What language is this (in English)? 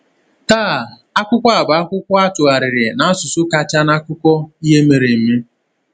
Igbo